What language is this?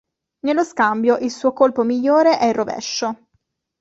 Italian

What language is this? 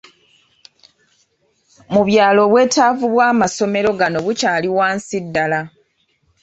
Ganda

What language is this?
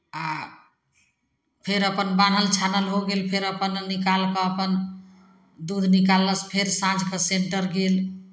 Maithili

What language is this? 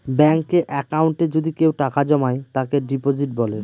Bangla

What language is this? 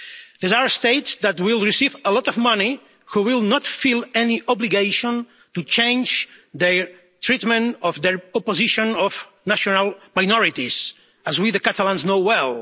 English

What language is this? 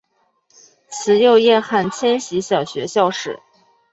Chinese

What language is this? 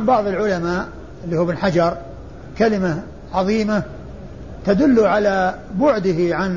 Arabic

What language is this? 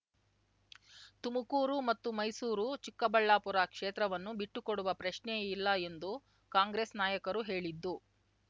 Kannada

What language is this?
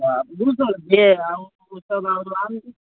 Maithili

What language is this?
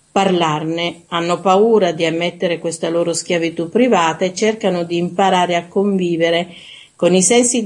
Italian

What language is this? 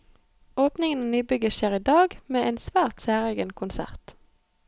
Norwegian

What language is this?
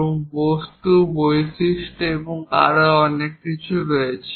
Bangla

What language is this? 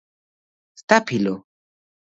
Georgian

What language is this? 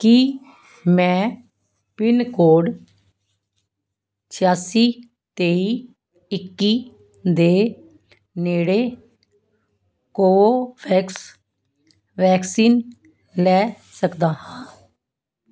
Punjabi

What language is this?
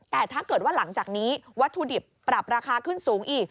Thai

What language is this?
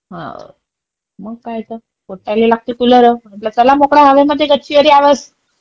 Marathi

